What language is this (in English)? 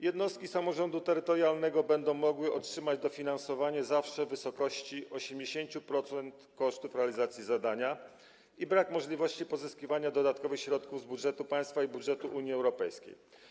Polish